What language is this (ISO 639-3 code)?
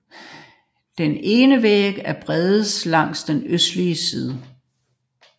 dan